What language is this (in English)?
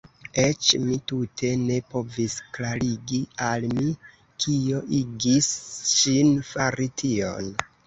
Esperanto